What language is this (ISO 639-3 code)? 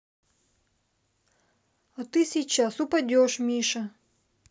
rus